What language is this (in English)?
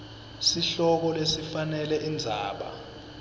Swati